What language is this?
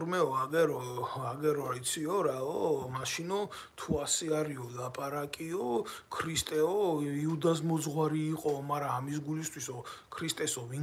Romanian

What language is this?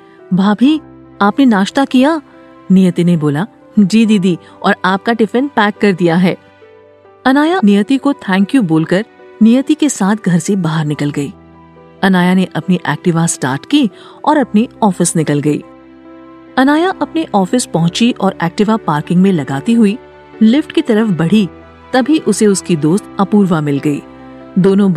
Hindi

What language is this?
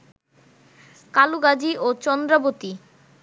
Bangla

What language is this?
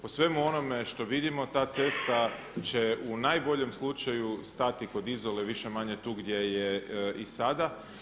Croatian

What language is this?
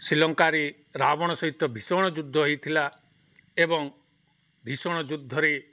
Odia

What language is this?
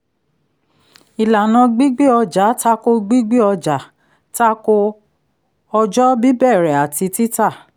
Yoruba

